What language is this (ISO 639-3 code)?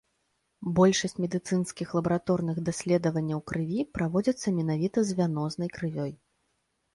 bel